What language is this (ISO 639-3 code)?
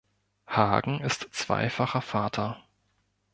deu